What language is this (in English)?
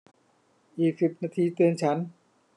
Thai